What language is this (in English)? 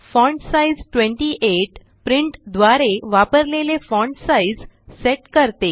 Marathi